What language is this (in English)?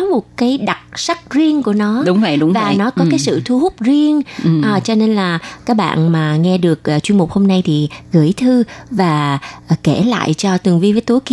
Vietnamese